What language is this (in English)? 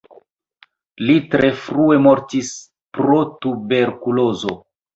Esperanto